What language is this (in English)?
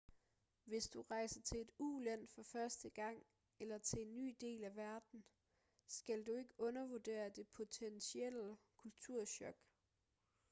Danish